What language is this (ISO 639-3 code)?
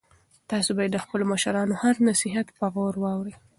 pus